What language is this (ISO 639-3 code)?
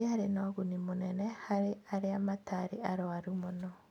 kik